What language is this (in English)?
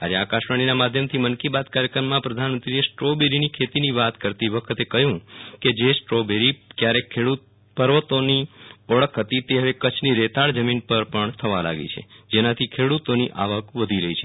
Gujarati